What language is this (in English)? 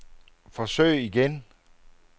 Danish